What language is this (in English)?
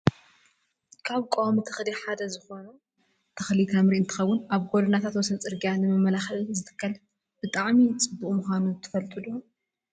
Tigrinya